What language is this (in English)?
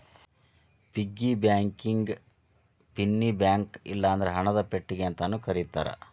Kannada